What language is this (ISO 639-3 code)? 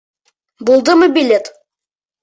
bak